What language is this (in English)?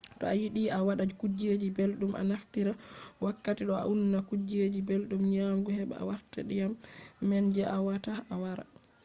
Fula